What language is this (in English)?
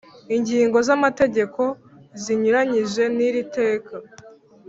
Kinyarwanda